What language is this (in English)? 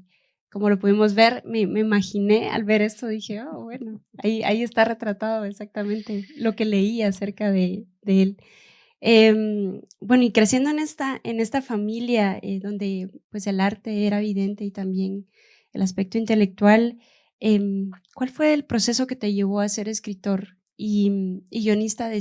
Spanish